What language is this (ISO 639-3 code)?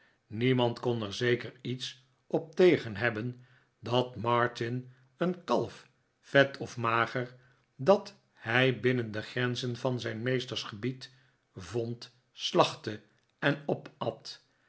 nld